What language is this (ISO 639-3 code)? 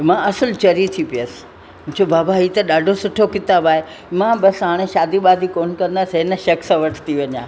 snd